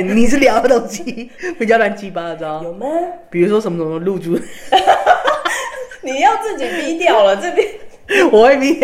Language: Chinese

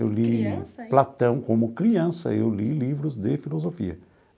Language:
Portuguese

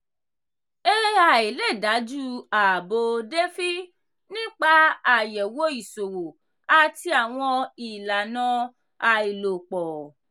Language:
Yoruba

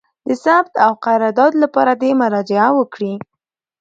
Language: Pashto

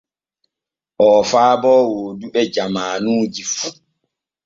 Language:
Borgu Fulfulde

